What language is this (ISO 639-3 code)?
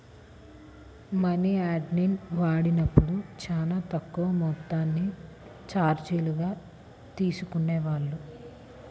tel